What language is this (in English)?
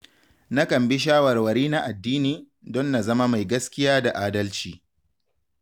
Hausa